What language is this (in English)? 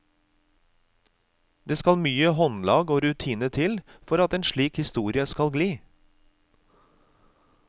Norwegian